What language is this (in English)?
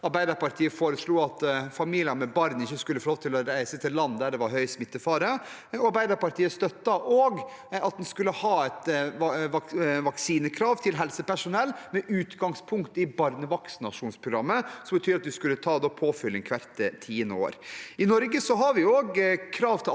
Norwegian